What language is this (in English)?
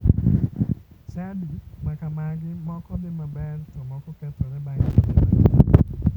Luo (Kenya and Tanzania)